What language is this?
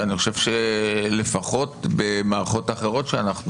Hebrew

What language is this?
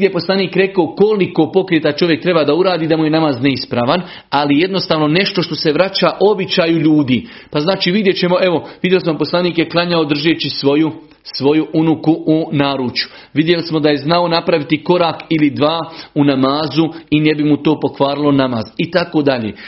Croatian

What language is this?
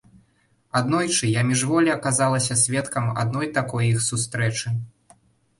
Belarusian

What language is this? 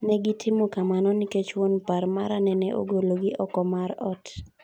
Luo (Kenya and Tanzania)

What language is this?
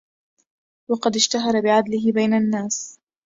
Arabic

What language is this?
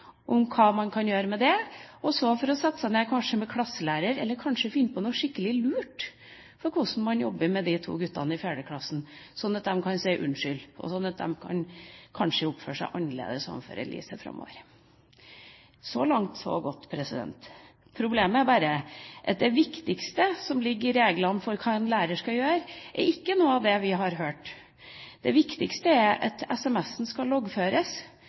Norwegian Bokmål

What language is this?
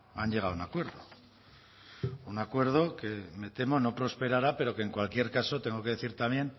Spanish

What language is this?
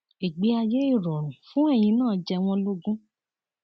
Yoruba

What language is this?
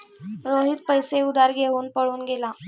Marathi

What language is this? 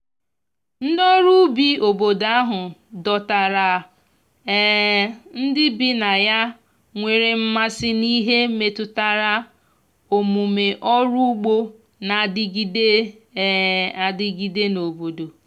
Igbo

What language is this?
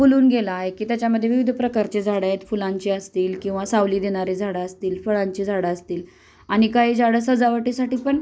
Marathi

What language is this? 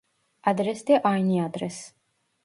Turkish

